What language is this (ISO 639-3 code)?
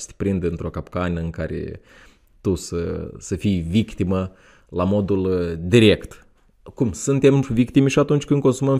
ron